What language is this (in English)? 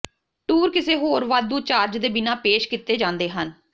Punjabi